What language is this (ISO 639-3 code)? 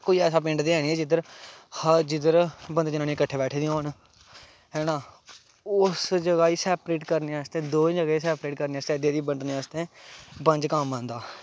doi